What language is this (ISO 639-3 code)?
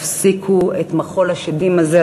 heb